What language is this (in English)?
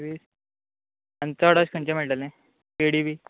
Konkani